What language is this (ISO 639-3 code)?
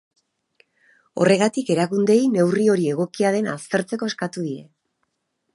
eus